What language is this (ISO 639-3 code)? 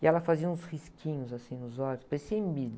por